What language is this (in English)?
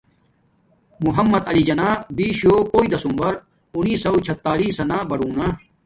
Domaaki